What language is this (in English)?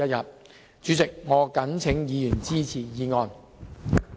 Cantonese